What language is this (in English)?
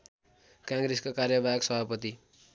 Nepali